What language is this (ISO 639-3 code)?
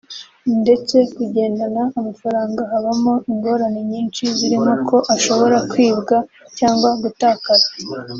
kin